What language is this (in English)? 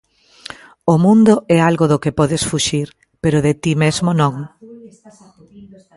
Galician